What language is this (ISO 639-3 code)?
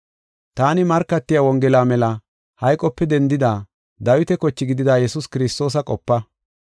gof